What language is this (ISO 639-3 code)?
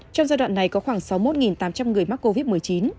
vie